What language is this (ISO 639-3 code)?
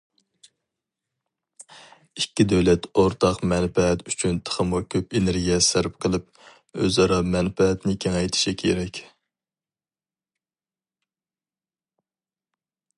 uig